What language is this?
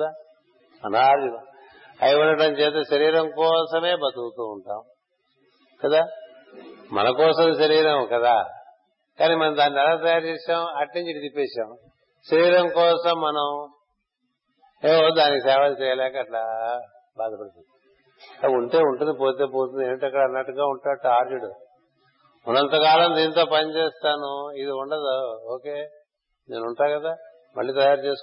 Telugu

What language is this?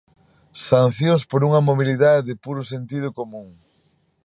Galician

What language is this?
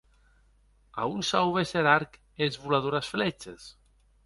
Occitan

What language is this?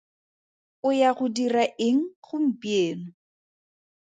Tswana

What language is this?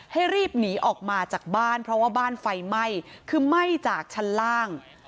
Thai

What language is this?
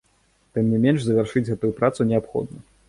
Belarusian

